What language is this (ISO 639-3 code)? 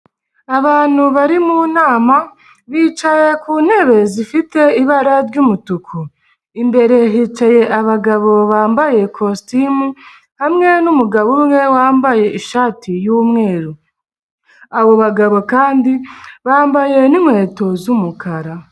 kin